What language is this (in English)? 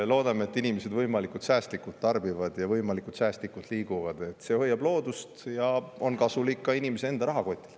Estonian